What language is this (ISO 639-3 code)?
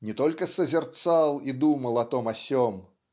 rus